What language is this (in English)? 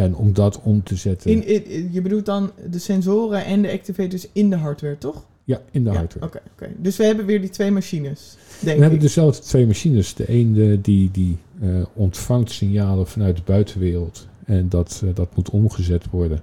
Dutch